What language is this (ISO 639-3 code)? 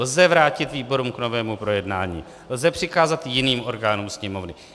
ces